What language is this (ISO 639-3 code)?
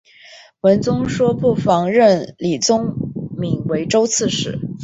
zho